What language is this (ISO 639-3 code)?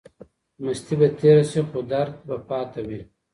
pus